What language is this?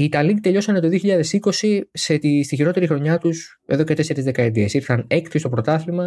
Greek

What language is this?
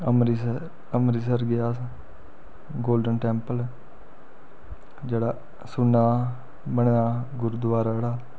Dogri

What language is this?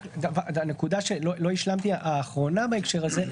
Hebrew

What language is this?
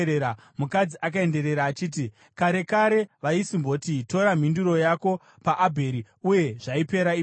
Shona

